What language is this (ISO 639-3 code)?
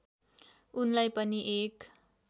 nep